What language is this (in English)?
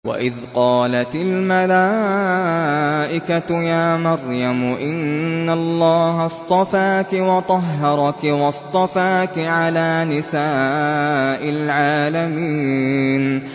Arabic